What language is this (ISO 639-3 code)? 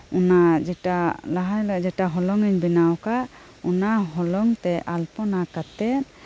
sat